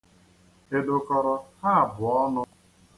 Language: Igbo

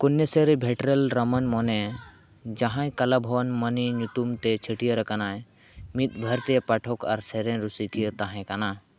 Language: Santali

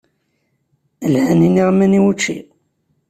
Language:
Kabyle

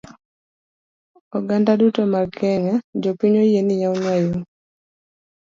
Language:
Luo (Kenya and Tanzania)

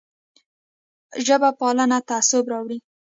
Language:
Pashto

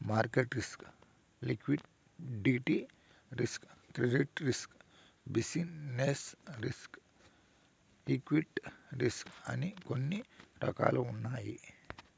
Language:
Telugu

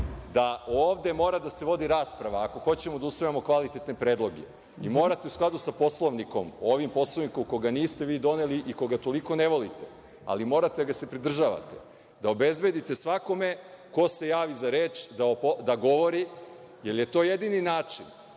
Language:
Serbian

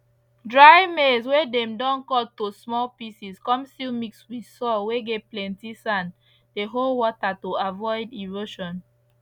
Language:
Nigerian Pidgin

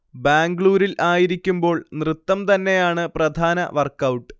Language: Malayalam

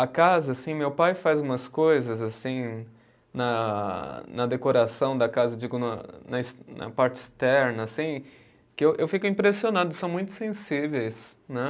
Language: Portuguese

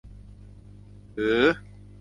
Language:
Thai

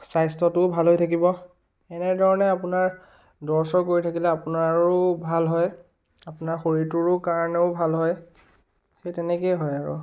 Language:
Assamese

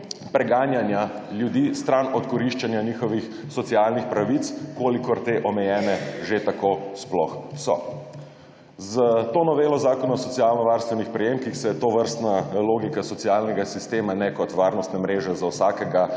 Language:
Slovenian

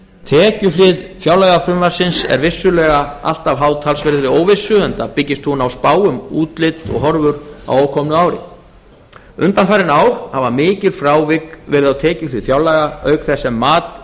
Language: Icelandic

